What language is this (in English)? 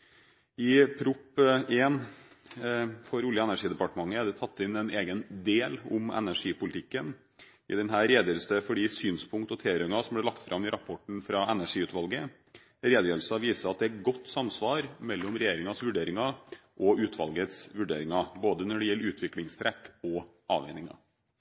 Norwegian Bokmål